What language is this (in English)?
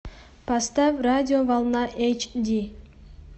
Russian